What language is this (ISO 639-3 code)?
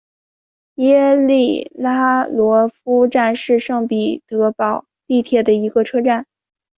zho